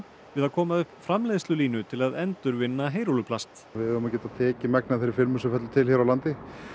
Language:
Icelandic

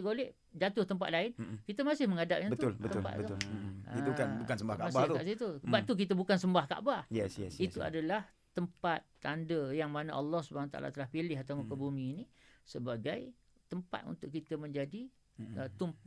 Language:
Malay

